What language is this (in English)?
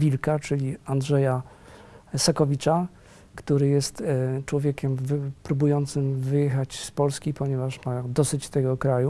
Polish